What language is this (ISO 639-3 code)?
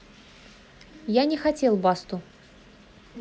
rus